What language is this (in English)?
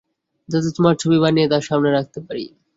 Bangla